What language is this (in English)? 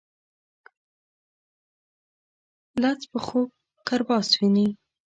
Pashto